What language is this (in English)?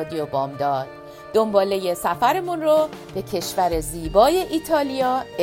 Persian